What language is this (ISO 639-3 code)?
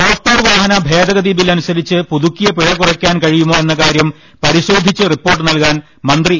mal